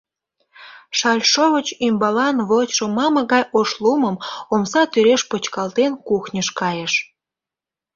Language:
Mari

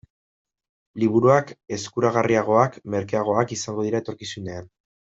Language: Basque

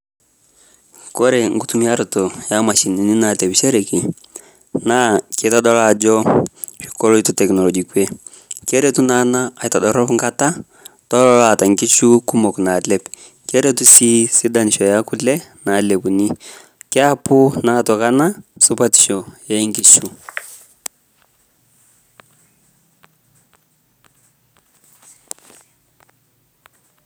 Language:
Masai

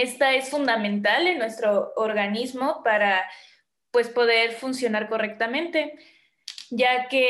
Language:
Spanish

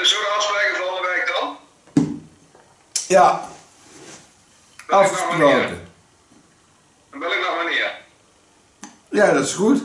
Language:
Dutch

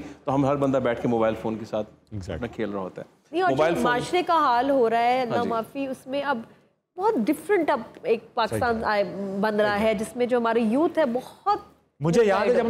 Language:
Hindi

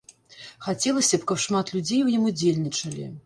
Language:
Belarusian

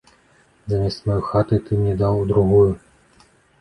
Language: Belarusian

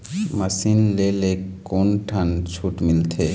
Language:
Chhattisgarhi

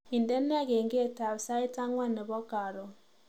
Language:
Kalenjin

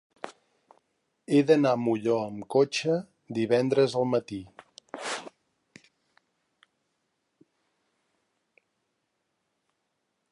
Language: Catalan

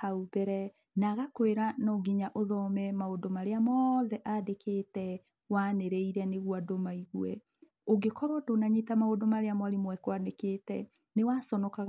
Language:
Kikuyu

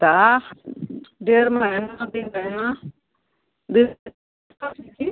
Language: Maithili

